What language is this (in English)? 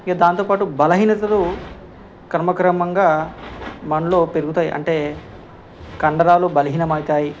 Telugu